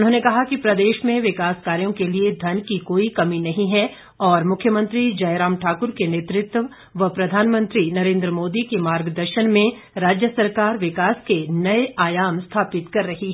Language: Hindi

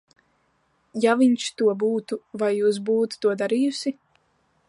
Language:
Latvian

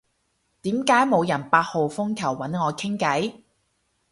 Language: Cantonese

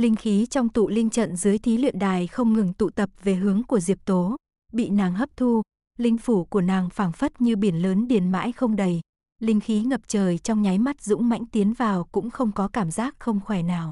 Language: Vietnamese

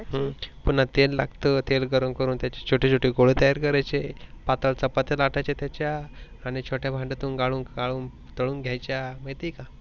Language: Marathi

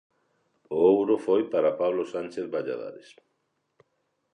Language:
Galician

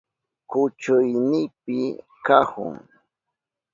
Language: Southern Pastaza Quechua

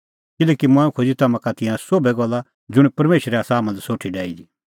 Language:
Kullu Pahari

